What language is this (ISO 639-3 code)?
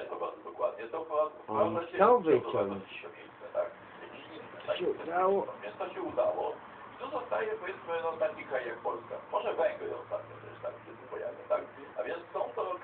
pol